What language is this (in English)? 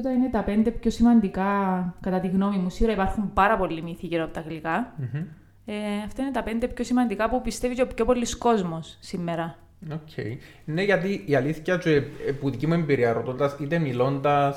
Greek